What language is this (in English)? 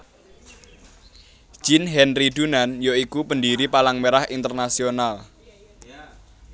Javanese